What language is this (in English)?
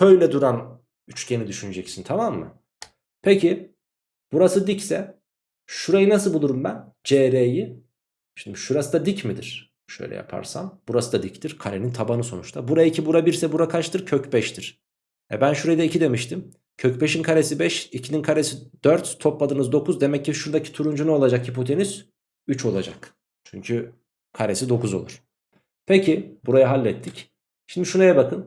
Turkish